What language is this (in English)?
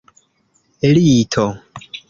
Esperanto